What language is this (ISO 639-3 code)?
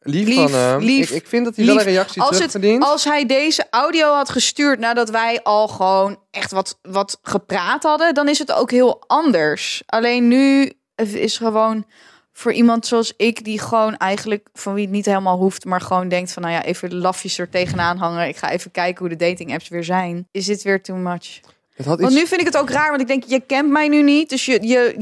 nld